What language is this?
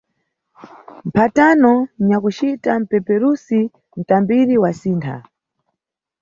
Nyungwe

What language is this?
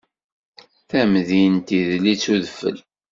Kabyle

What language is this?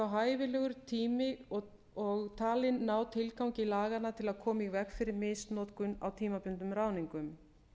Icelandic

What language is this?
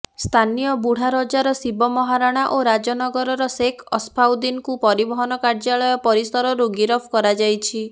Odia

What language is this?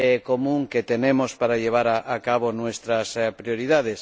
Spanish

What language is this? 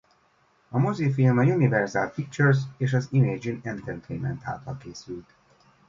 Hungarian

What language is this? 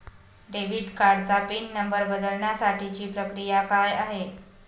Marathi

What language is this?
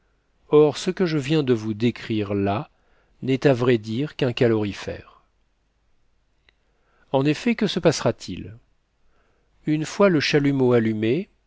French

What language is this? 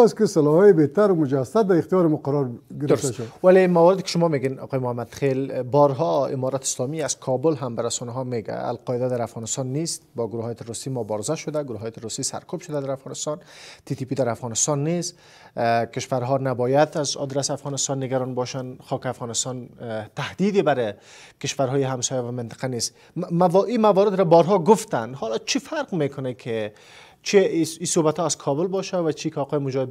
Persian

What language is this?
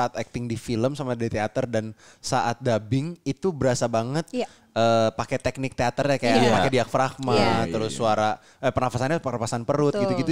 Indonesian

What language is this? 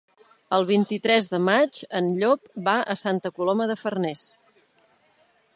Catalan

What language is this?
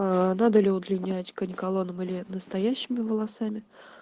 Russian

